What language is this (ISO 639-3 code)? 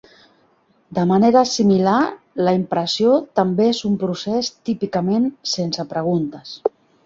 cat